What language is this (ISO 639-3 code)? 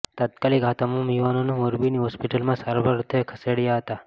guj